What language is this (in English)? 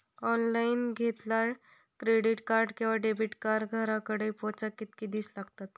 Marathi